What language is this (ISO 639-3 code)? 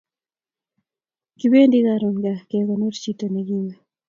kln